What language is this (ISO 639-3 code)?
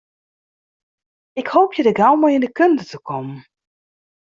fry